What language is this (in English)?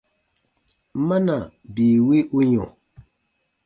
Baatonum